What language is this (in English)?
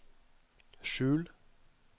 Norwegian